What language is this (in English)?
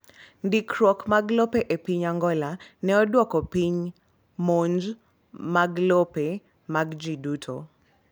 Luo (Kenya and Tanzania)